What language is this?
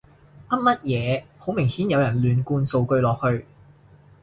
Cantonese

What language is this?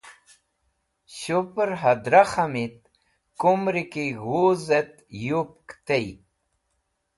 Wakhi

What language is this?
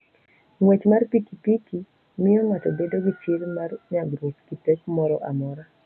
Luo (Kenya and Tanzania)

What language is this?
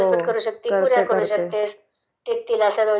Marathi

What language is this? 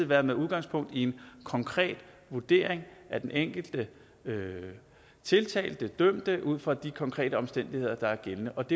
Danish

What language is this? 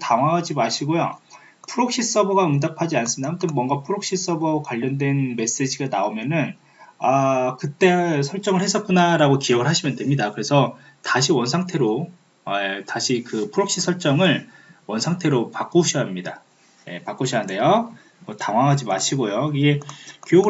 Korean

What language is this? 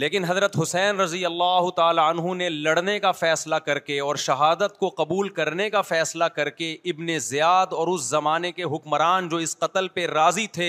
Urdu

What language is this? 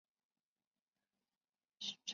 Chinese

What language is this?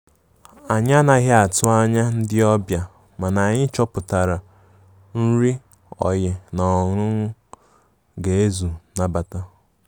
Igbo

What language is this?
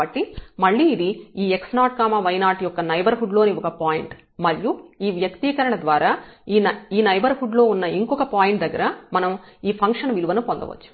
Telugu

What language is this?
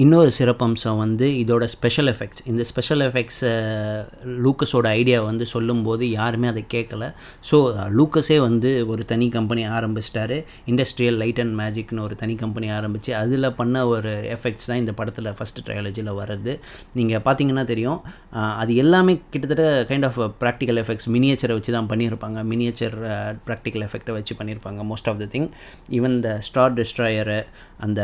Tamil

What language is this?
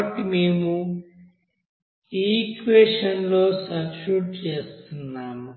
Telugu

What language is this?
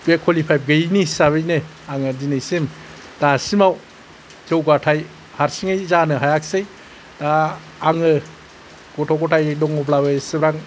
Bodo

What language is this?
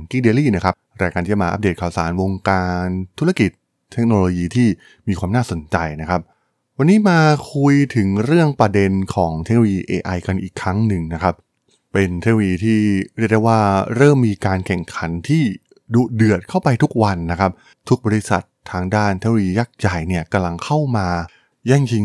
Thai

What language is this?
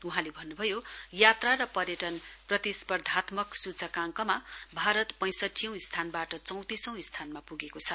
Nepali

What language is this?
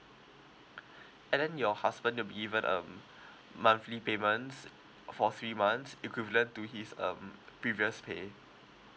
English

